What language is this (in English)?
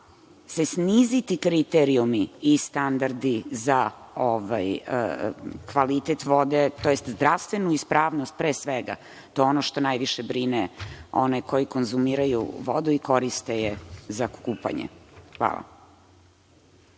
Serbian